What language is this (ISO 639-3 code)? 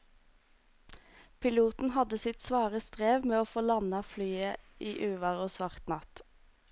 nor